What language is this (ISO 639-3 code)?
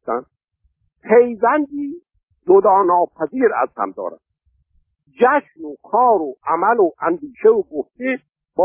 fas